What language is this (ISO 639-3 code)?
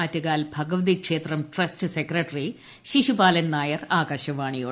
mal